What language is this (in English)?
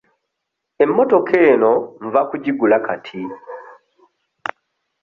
Ganda